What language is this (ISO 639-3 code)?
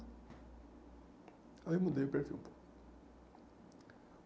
por